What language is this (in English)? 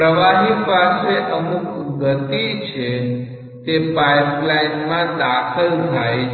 Gujarati